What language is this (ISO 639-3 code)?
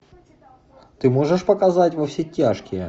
rus